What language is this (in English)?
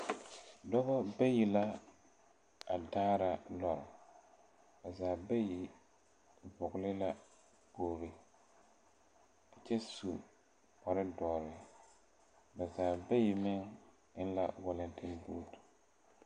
Southern Dagaare